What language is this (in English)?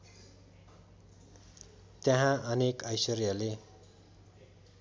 Nepali